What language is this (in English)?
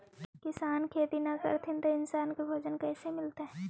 Magahi